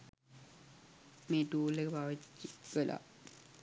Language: Sinhala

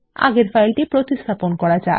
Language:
Bangla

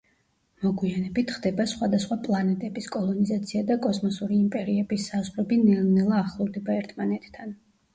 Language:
Georgian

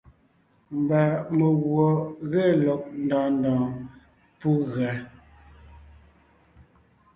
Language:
Ngiemboon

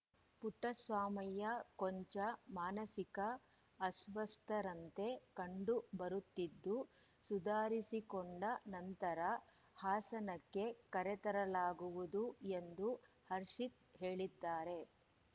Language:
Kannada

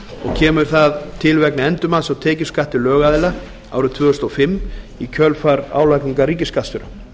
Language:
Icelandic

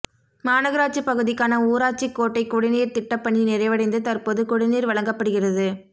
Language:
Tamil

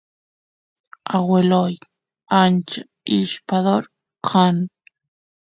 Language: Santiago del Estero Quichua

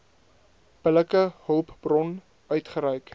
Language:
Afrikaans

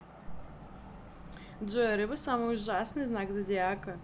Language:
Russian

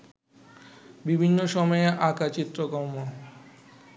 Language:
Bangla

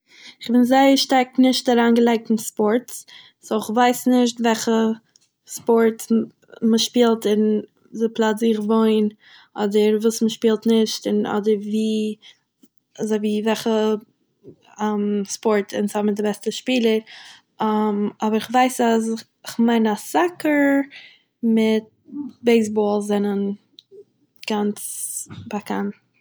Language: Yiddish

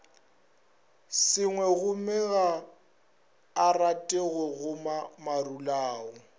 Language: Northern Sotho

